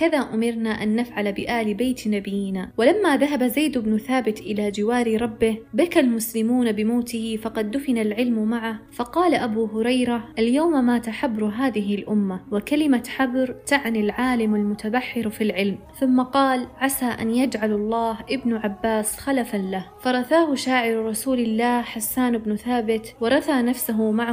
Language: Arabic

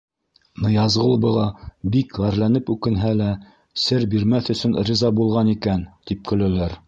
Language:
Bashkir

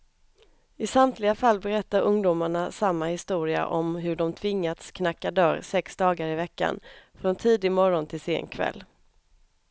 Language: Swedish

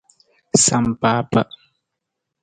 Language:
Nawdm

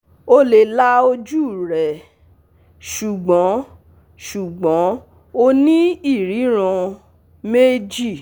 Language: Yoruba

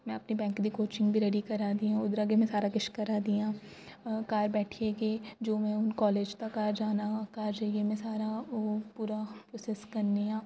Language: Dogri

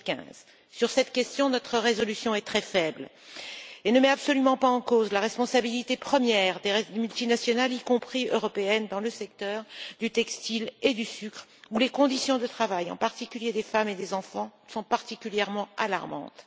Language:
French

